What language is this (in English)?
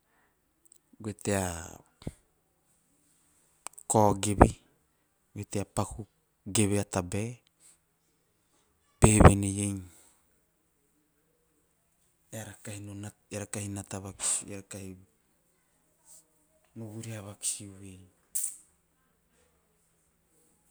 Teop